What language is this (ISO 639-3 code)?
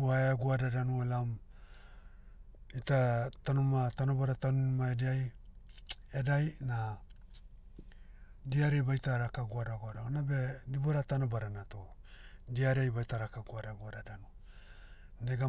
meu